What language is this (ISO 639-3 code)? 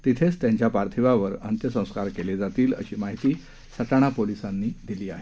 mar